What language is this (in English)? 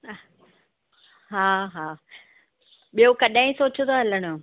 Sindhi